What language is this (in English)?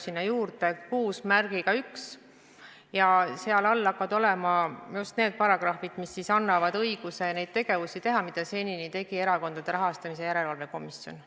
Estonian